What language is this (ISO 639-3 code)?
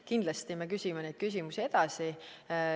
est